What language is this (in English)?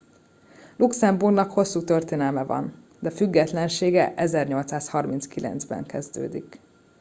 Hungarian